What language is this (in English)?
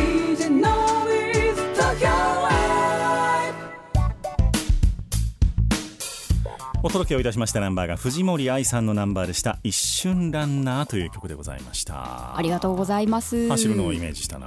Japanese